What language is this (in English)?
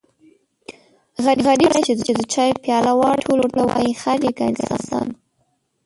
Pashto